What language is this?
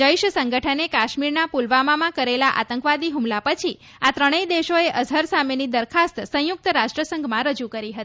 Gujarati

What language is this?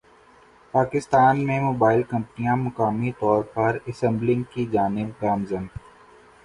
Urdu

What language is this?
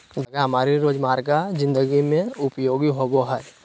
Magahi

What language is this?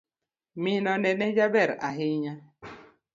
Luo (Kenya and Tanzania)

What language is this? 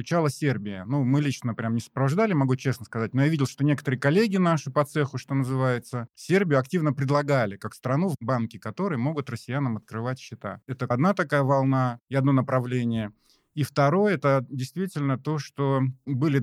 Russian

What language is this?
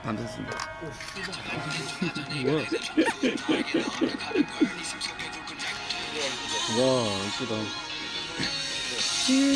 Korean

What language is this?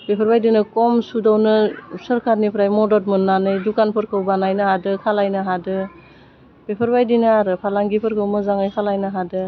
Bodo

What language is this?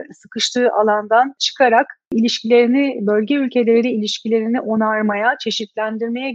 Turkish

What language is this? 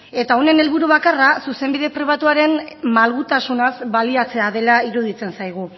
Basque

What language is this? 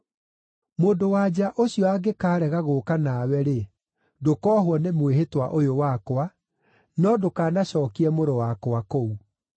Kikuyu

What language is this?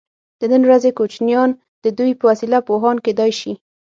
Pashto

